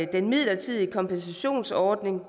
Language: Danish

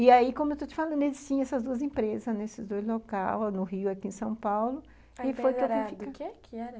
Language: Portuguese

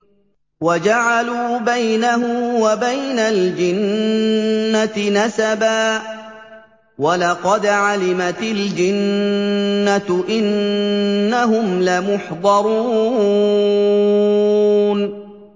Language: Arabic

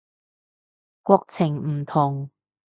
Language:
Cantonese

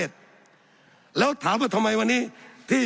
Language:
Thai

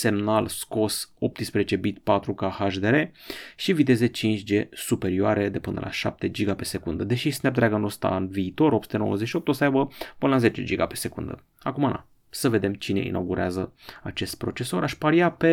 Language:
Romanian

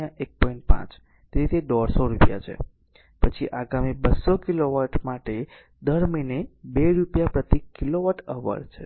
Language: Gujarati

